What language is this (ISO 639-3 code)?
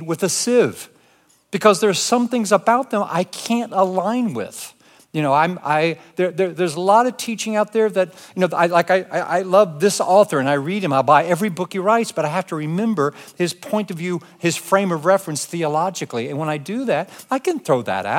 eng